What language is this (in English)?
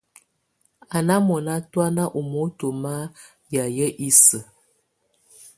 Tunen